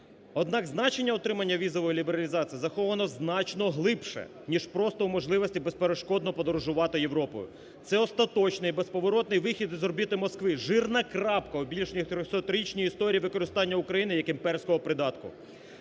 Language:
Ukrainian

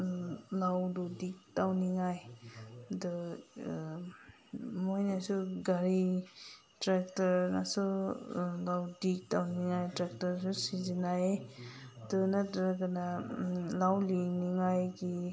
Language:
Manipuri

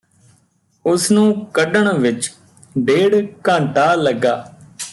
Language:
Punjabi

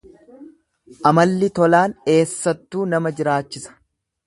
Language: Oromo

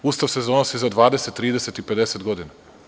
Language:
Serbian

